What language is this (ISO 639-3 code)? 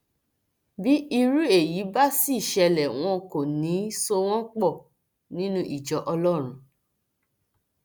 yor